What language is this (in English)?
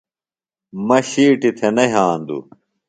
Phalura